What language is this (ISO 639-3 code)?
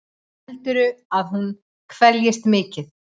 isl